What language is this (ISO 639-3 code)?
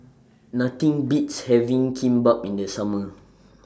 eng